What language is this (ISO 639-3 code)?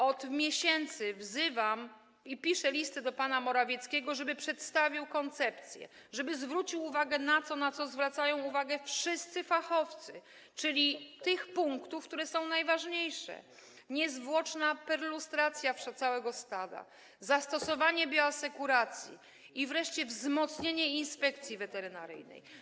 pol